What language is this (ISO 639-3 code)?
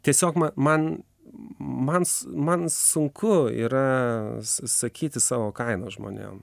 lit